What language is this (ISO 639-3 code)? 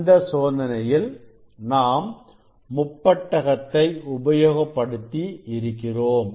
tam